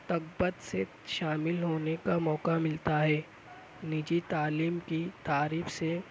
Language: Urdu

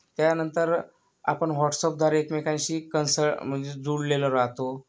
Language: Marathi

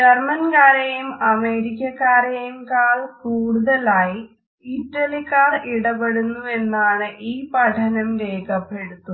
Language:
Malayalam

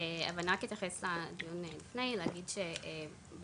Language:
Hebrew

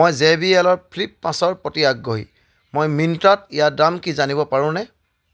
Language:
Assamese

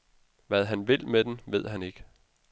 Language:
Danish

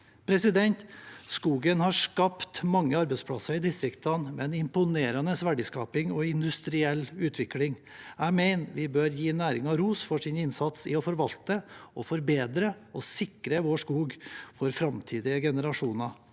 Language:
Norwegian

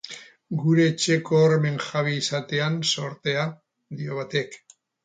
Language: Basque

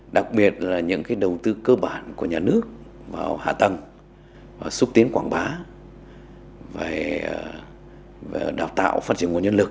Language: Vietnamese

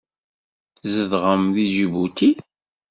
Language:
Kabyle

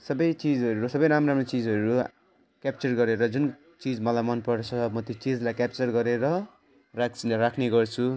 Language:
Nepali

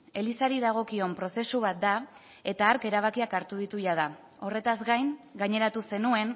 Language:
Basque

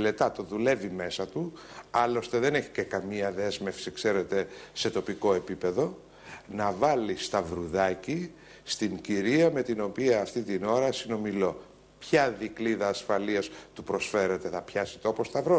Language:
Greek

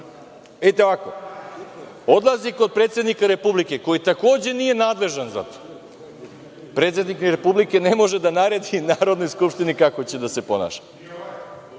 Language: Serbian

